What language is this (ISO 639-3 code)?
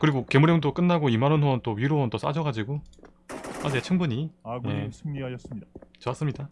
kor